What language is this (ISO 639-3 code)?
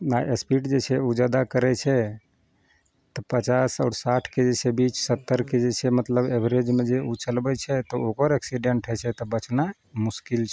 mai